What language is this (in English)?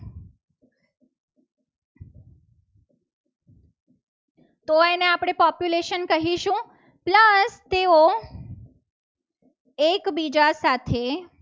Gujarati